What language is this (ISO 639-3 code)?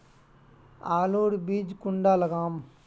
mag